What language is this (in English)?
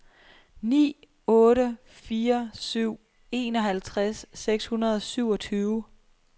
Danish